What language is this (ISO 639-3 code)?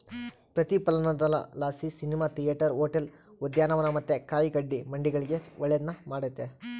kan